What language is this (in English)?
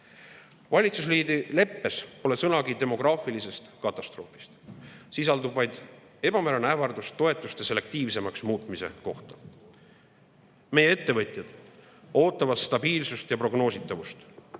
Estonian